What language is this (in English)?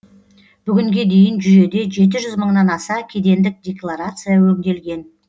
Kazakh